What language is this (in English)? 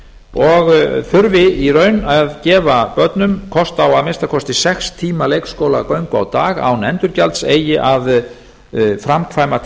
Icelandic